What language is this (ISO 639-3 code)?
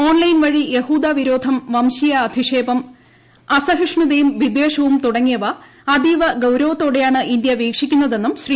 mal